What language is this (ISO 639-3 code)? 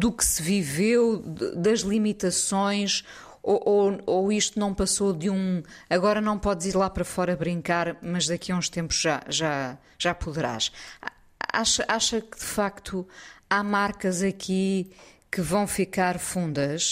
por